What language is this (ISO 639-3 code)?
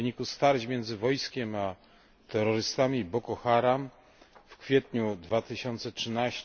pol